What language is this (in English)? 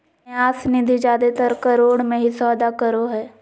Magahi